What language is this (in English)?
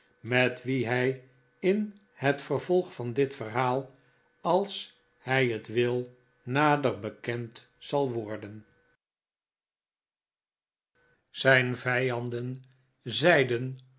Dutch